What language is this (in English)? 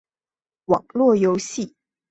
Chinese